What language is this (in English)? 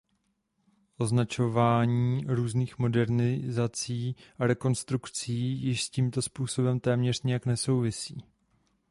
Czech